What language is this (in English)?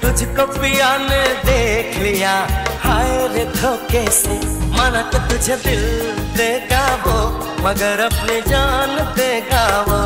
Hindi